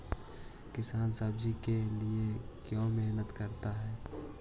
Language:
Magahi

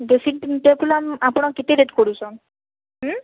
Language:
Odia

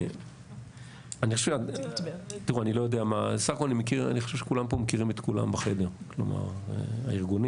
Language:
Hebrew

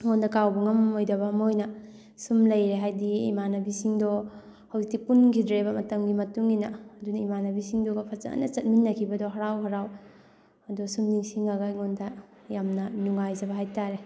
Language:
Manipuri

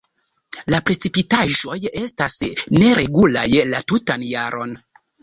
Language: Esperanto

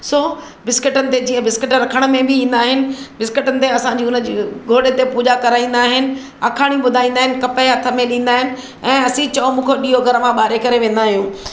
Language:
Sindhi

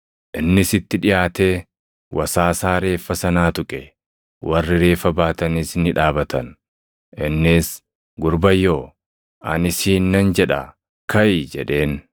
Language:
Oromo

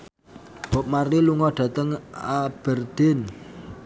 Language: Javanese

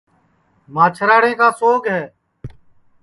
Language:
Sansi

